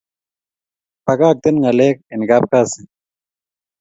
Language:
Kalenjin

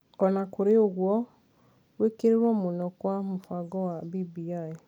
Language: Kikuyu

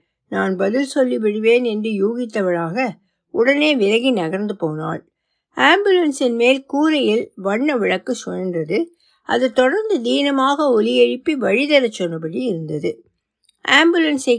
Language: Tamil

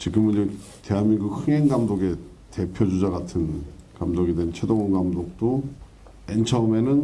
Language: Korean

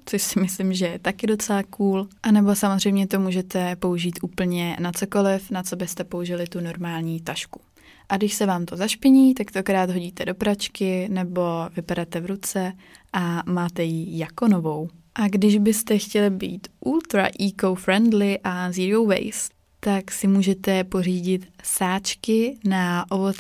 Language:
Czech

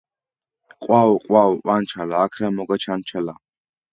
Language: Georgian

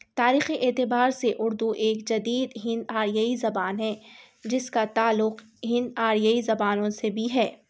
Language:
Urdu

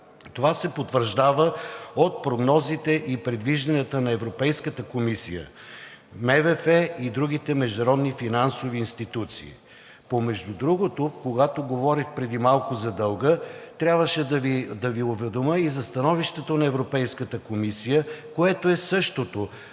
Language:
Bulgarian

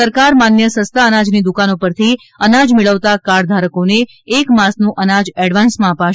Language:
Gujarati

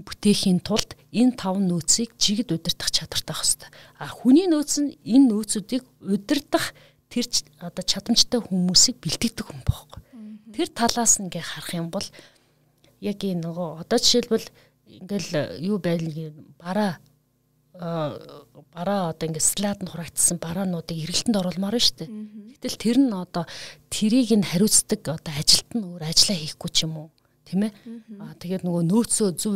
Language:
Russian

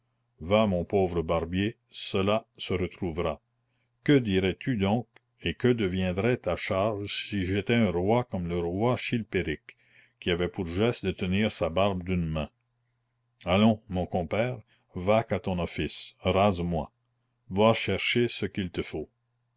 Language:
French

